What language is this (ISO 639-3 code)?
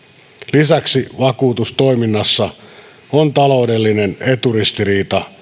fin